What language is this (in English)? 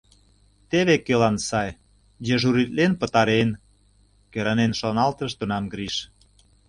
Mari